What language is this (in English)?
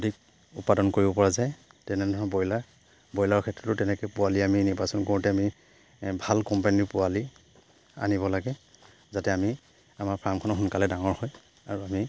Assamese